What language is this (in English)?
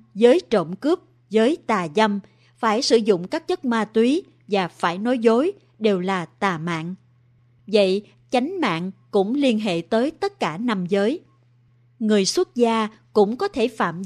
Vietnamese